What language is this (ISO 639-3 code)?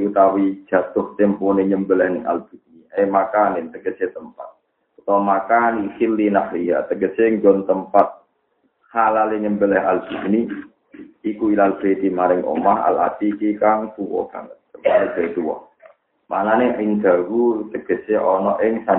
ind